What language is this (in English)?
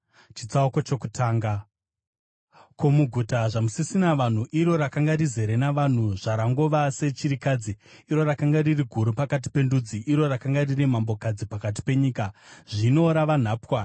Shona